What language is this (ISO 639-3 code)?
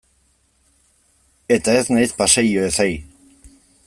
eus